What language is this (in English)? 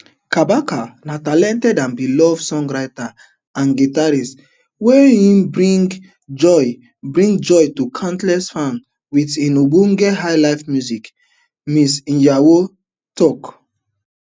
Nigerian Pidgin